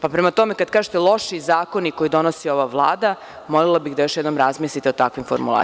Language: Serbian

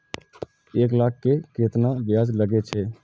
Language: Maithili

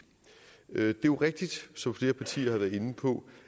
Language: Danish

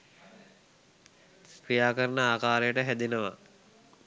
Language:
Sinhala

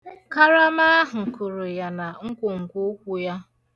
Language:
Igbo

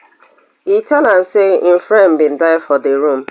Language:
Nigerian Pidgin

